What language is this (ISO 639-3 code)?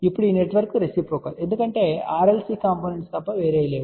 tel